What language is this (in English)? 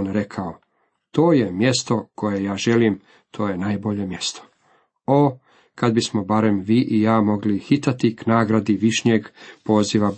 Croatian